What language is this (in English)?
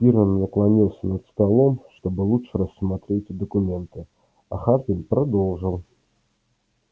Russian